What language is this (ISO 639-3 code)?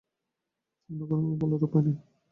ben